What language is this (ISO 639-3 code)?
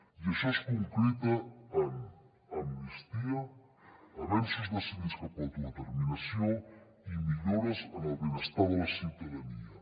cat